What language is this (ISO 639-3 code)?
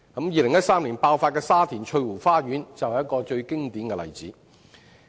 yue